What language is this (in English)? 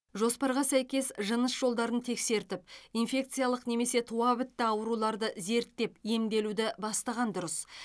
Kazakh